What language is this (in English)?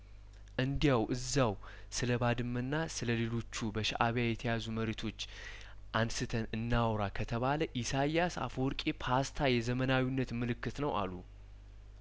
Amharic